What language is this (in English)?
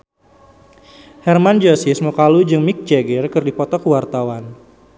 Sundanese